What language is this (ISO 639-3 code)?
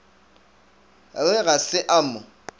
nso